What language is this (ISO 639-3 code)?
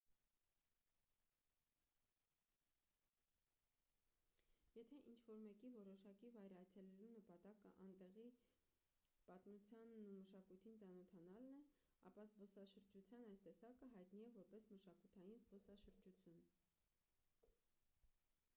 hye